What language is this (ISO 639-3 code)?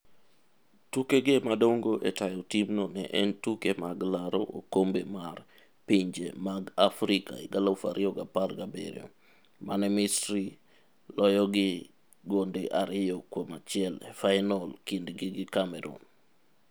luo